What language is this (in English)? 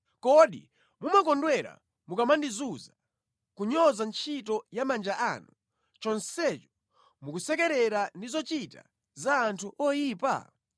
Nyanja